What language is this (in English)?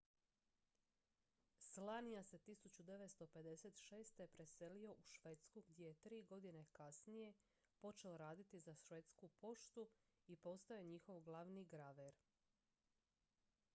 Croatian